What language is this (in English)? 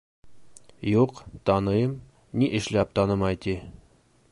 Bashkir